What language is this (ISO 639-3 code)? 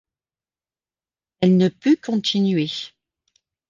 fra